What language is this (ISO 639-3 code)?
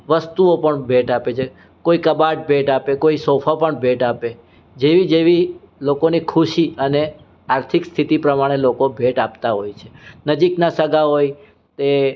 guj